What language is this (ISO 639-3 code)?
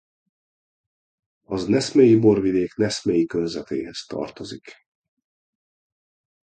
hun